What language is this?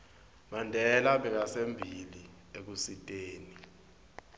Swati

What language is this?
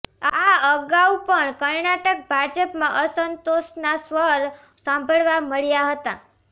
Gujarati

